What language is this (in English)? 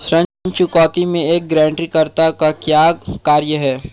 Hindi